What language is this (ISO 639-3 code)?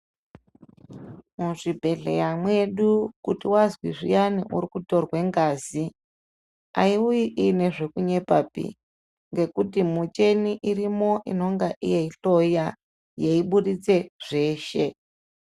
ndc